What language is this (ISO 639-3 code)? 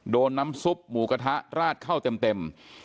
tha